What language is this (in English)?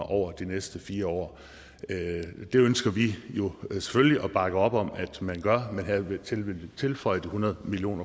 Danish